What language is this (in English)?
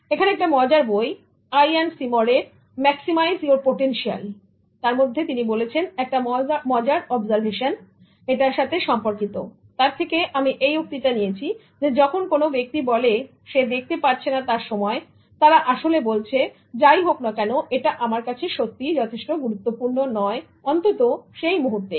Bangla